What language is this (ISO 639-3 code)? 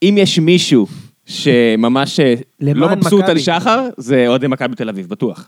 heb